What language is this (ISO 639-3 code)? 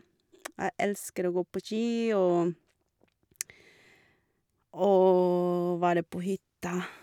nor